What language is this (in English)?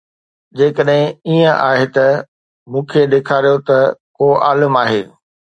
Sindhi